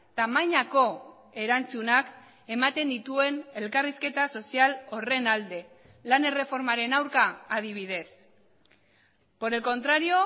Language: Basque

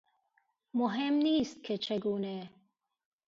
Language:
Persian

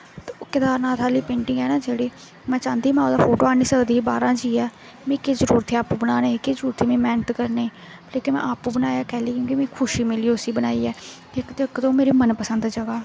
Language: Dogri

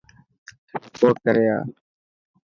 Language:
Dhatki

